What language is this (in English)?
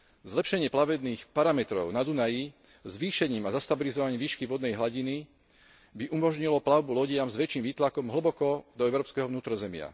Slovak